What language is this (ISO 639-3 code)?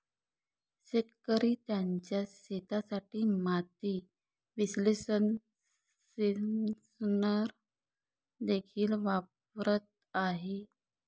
mar